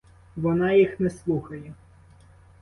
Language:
Ukrainian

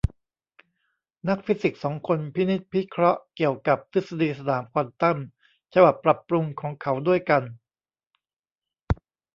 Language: Thai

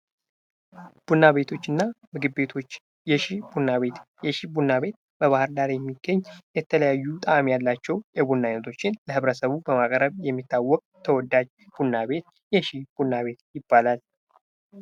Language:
Amharic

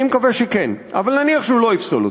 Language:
Hebrew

